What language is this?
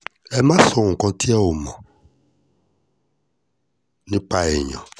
Yoruba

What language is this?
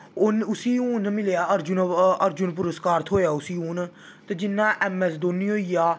Dogri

